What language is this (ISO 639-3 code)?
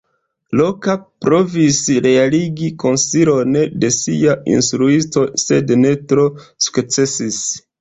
epo